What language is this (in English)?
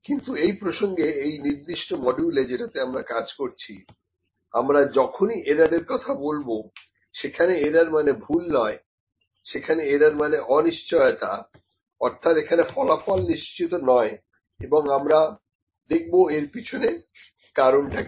Bangla